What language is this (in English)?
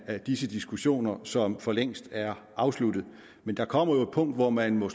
Danish